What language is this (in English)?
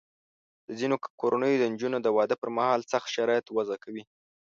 Pashto